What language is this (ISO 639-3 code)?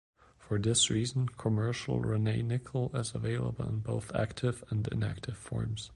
eng